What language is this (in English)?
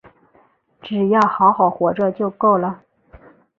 Chinese